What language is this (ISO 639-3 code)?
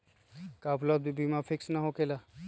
mag